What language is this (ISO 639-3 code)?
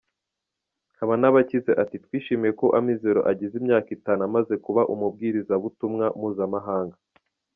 kin